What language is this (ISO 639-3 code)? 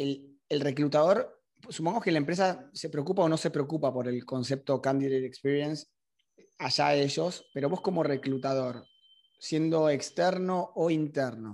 spa